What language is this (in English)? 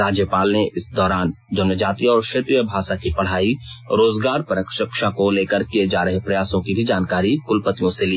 Hindi